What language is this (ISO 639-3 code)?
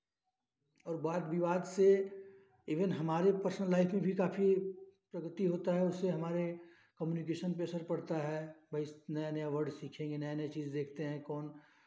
hin